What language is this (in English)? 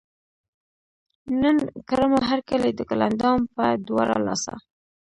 Pashto